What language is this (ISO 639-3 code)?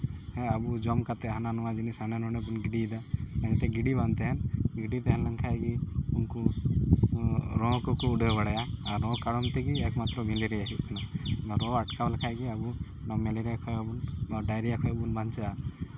sat